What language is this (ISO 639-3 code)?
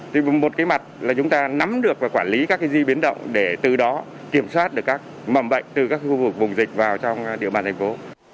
vie